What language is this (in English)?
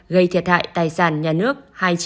Vietnamese